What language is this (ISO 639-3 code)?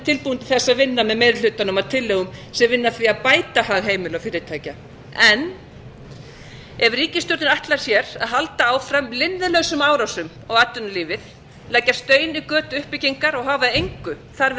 isl